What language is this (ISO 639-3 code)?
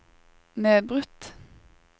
nor